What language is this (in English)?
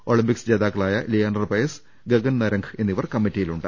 Malayalam